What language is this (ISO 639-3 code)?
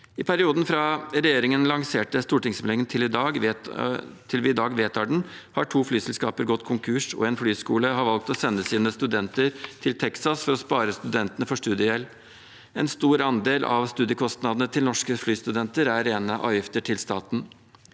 nor